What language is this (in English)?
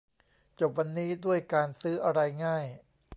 Thai